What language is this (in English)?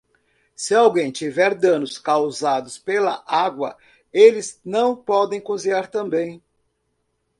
Portuguese